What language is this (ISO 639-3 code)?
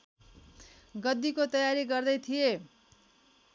nep